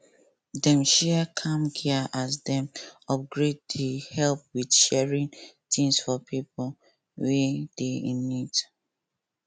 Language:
Nigerian Pidgin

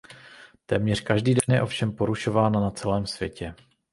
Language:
Czech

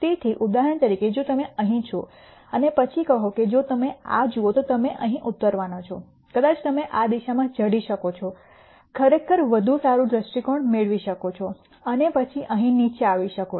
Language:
Gujarati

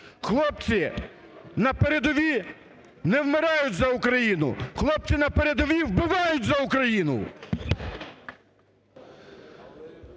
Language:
Ukrainian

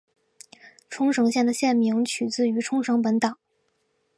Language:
Chinese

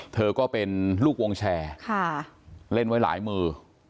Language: Thai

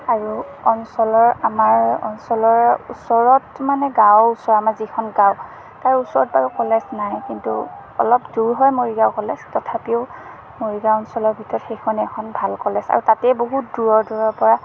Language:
Assamese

